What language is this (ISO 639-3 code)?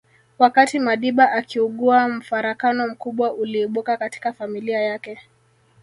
swa